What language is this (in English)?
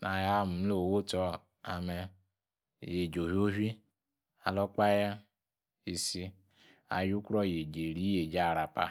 Yace